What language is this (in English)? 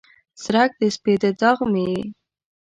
Pashto